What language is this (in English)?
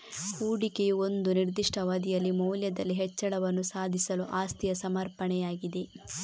Kannada